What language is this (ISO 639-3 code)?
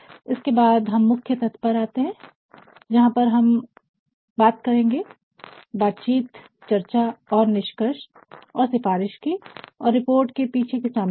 hin